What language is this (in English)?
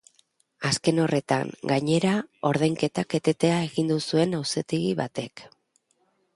Basque